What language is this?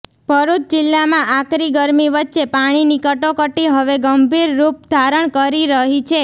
Gujarati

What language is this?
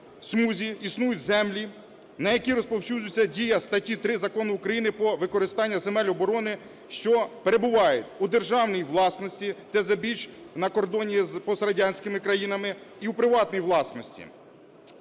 Ukrainian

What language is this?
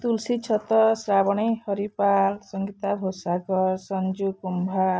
Odia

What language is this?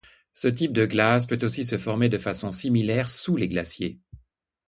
French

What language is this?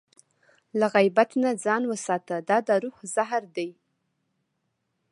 Pashto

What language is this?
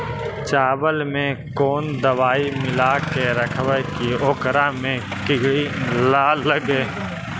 Magahi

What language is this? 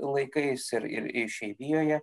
Lithuanian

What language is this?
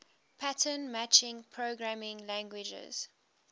English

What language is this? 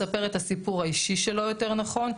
Hebrew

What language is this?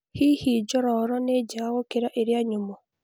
Kikuyu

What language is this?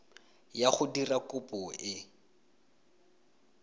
Tswana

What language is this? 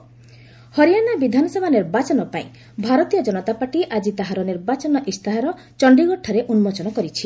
Odia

